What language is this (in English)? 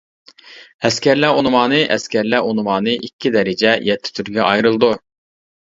Uyghur